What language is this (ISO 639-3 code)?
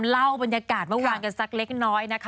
tha